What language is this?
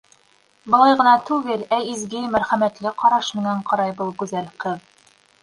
Bashkir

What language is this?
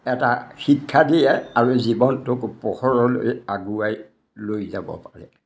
Assamese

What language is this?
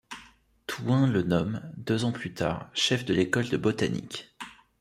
French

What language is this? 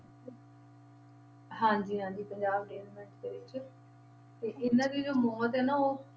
Punjabi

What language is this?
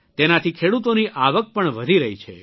Gujarati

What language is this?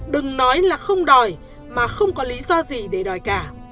Vietnamese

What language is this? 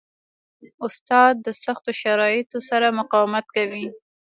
Pashto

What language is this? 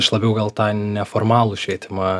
Lithuanian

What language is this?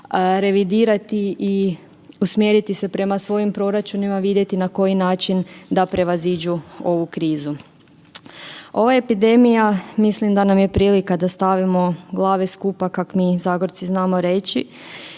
Croatian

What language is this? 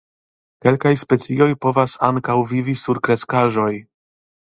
Esperanto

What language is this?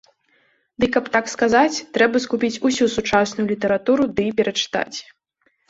Belarusian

